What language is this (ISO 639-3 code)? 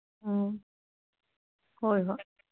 mni